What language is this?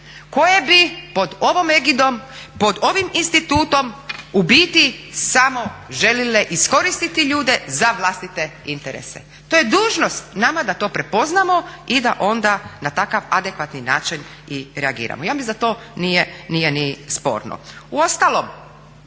Croatian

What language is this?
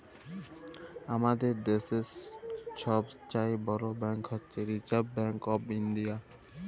Bangla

